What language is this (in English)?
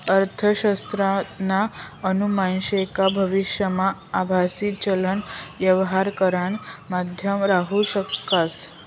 Marathi